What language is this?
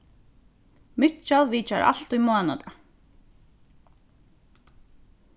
Faroese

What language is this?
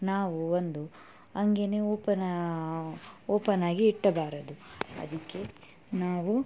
Kannada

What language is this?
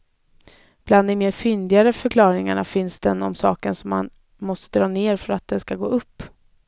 Swedish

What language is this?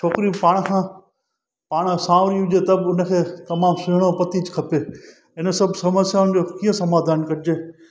Sindhi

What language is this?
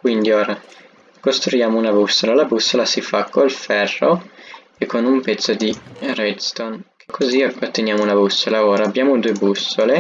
Italian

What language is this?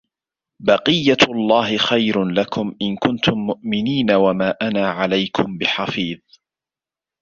Arabic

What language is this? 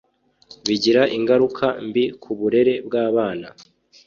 Kinyarwanda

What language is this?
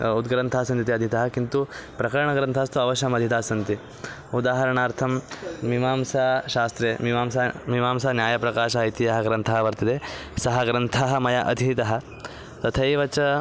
Sanskrit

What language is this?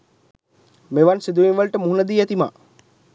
Sinhala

